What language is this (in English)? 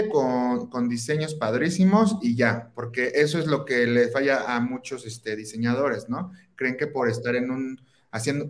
Spanish